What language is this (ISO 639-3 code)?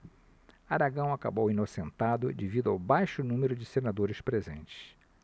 por